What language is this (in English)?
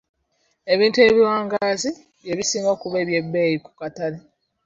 Ganda